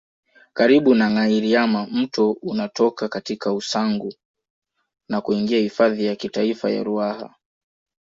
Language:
Swahili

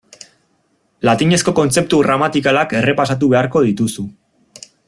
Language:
Basque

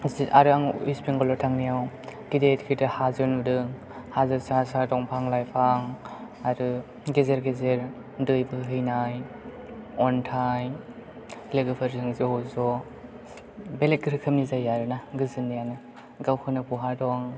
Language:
Bodo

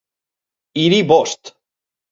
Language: Basque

